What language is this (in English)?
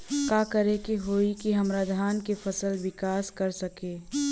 Bhojpuri